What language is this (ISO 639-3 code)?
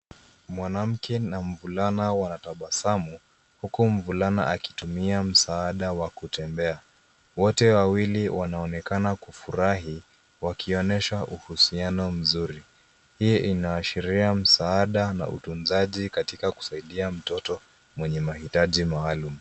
swa